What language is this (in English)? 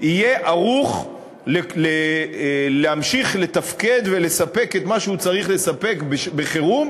Hebrew